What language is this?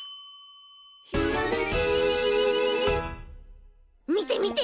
Japanese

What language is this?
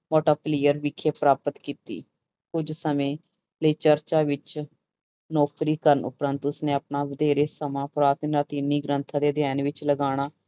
Punjabi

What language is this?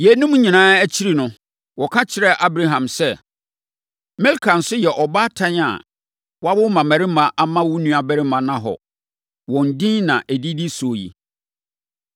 Akan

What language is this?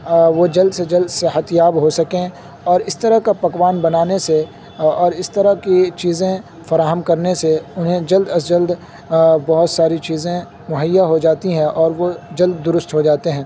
Urdu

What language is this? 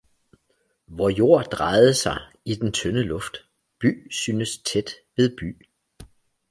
Danish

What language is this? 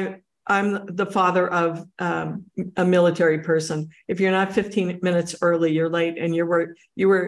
English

